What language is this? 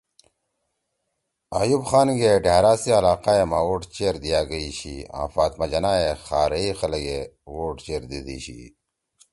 Torwali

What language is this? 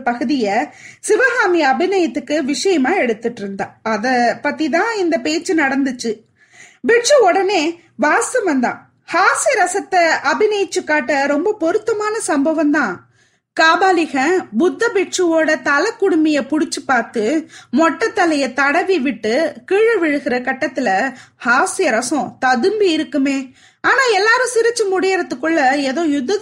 Tamil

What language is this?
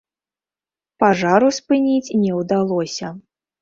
Belarusian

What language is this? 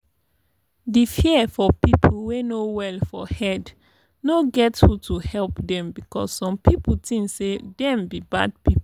Nigerian Pidgin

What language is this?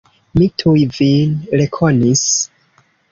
Esperanto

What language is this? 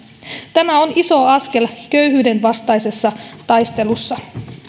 Finnish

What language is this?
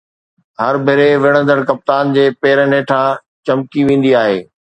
Sindhi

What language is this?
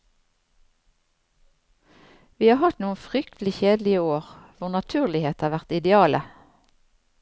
Norwegian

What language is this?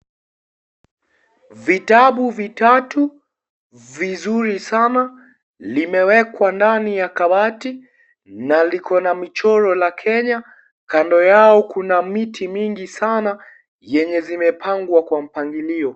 Swahili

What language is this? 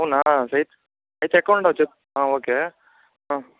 Telugu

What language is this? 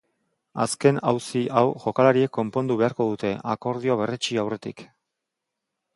Basque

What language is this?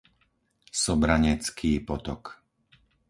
Slovak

